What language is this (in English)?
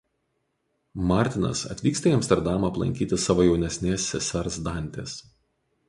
Lithuanian